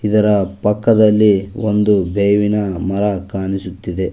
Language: Kannada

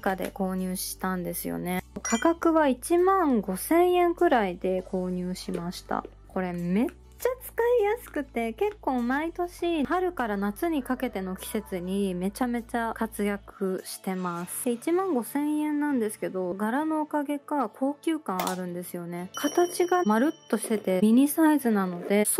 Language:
Japanese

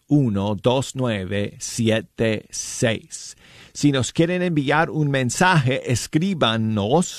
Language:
Spanish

